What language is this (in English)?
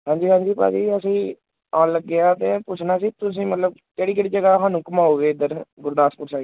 Punjabi